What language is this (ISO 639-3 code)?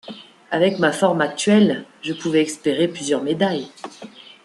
fra